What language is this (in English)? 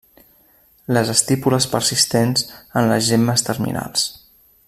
Catalan